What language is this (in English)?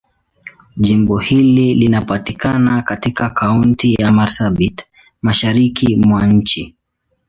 Swahili